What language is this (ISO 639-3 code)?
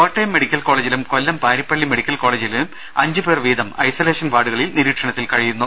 mal